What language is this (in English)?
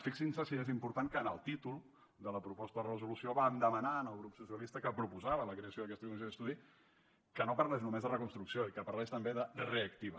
Catalan